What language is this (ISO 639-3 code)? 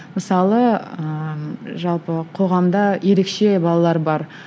kaz